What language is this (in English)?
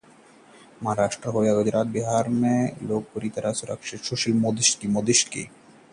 Hindi